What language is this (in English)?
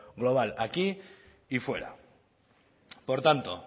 Spanish